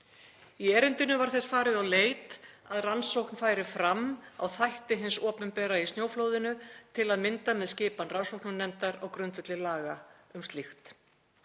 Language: Icelandic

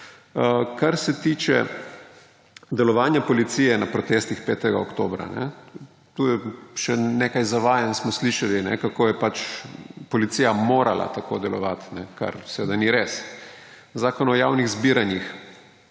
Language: Slovenian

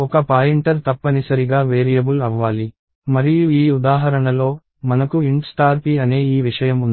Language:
Telugu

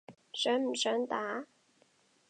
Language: Cantonese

